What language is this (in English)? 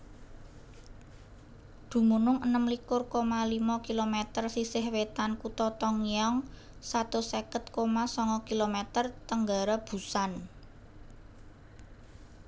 Javanese